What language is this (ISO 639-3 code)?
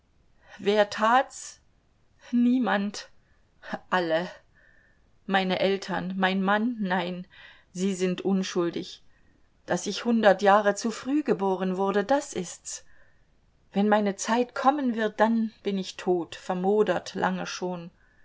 deu